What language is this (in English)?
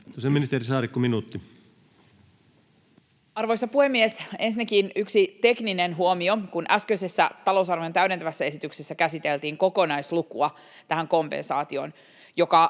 Finnish